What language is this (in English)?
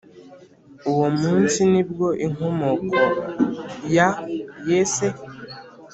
Kinyarwanda